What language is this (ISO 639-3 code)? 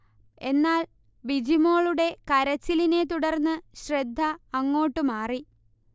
mal